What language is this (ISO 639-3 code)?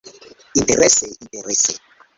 epo